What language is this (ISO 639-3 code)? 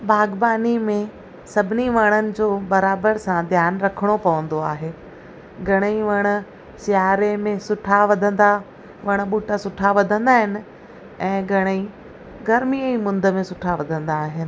snd